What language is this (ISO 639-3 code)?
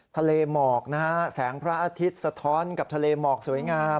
tha